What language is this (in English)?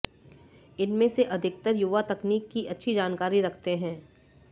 Hindi